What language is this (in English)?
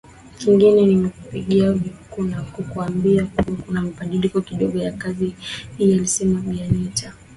Swahili